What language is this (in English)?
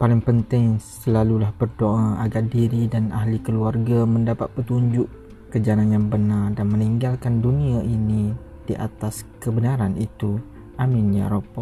Malay